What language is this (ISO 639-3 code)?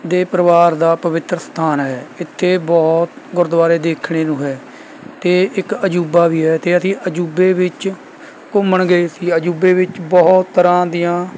pan